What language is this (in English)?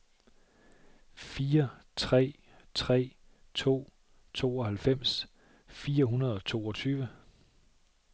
Danish